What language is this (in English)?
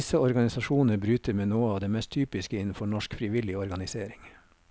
Norwegian